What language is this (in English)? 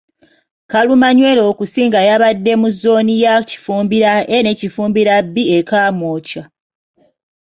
Ganda